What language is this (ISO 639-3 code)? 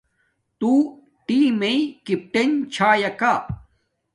dmk